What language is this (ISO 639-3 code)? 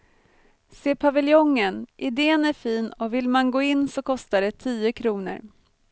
swe